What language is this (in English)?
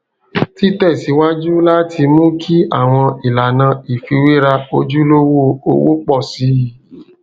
Yoruba